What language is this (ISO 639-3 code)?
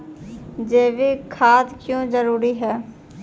mai